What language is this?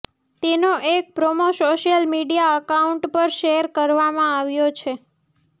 Gujarati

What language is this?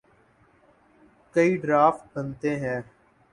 Urdu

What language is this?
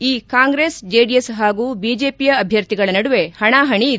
Kannada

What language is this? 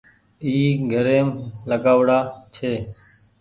Goaria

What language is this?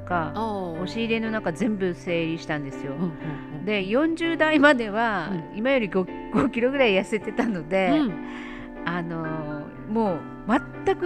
Japanese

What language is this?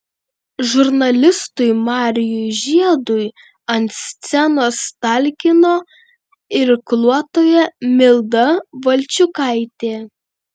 Lithuanian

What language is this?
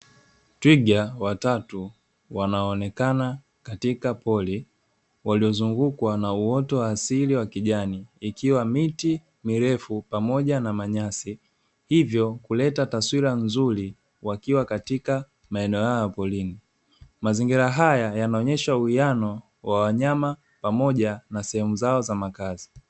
Swahili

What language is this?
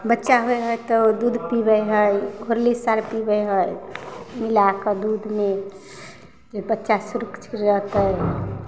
Maithili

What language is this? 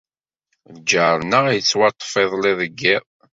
Kabyle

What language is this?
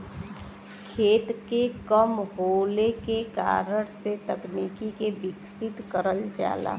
Bhojpuri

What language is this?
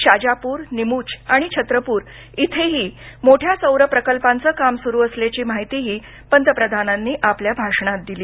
Marathi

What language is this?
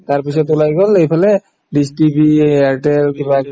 Assamese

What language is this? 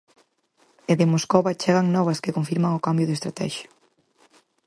Galician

